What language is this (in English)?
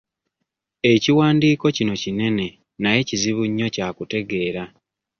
Ganda